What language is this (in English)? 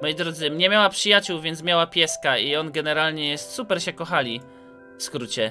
Polish